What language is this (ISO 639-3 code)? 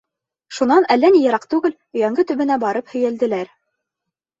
bak